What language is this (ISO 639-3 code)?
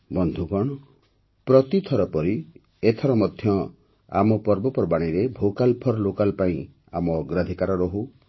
ori